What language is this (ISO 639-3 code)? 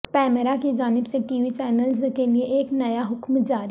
urd